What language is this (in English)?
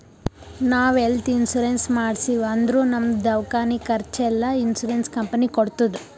Kannada